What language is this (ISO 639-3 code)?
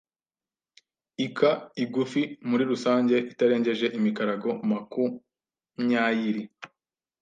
kin